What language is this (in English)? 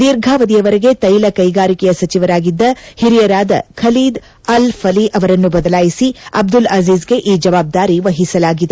Kannada